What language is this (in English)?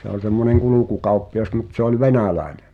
Finnish